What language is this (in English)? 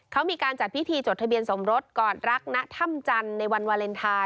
Thai